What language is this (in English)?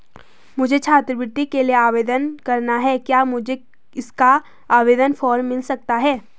Hindi